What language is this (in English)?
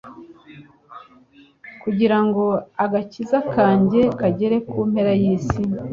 Kinyarwanda